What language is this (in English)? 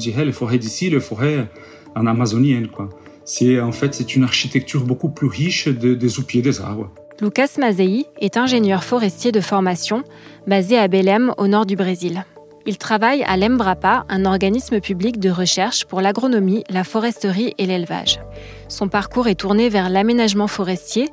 French